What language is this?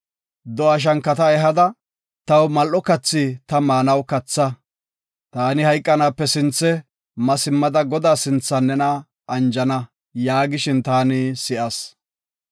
Gofa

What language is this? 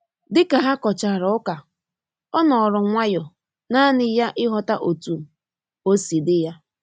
Igbo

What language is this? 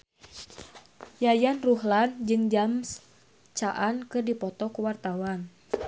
Sundanese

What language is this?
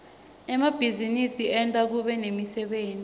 Swati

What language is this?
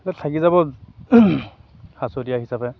Assamese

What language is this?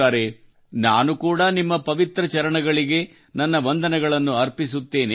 Kannada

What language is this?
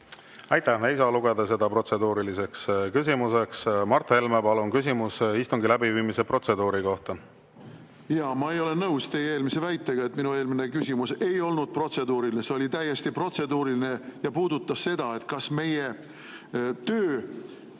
Estonian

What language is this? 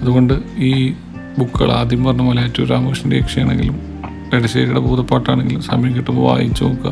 Malayalam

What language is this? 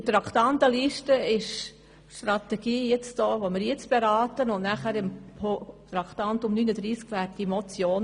Swiss German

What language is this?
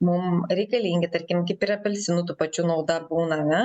Lithuanian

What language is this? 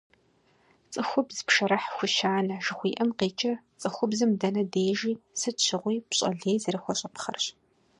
Kabardian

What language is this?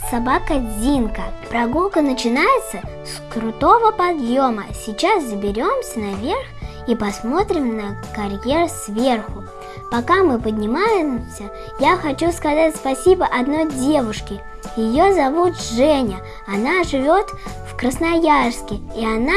Russian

